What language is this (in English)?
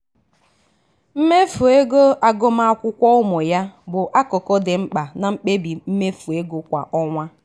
Igbo